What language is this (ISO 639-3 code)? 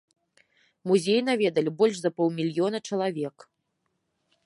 bel